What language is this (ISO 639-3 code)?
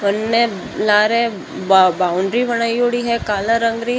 mwr